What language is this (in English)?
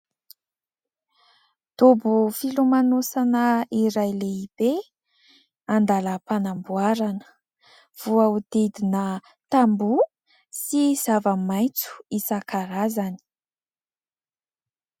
Malagasy